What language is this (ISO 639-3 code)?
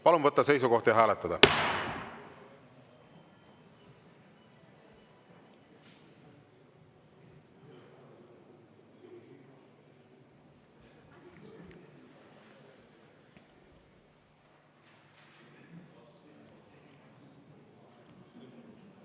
est